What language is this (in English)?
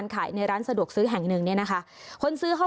Thai